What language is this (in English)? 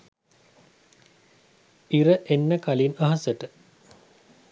Sinhala